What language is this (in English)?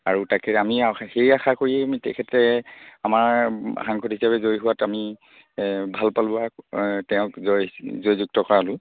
Assamese